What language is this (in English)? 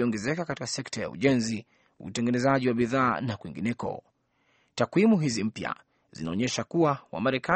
Swahili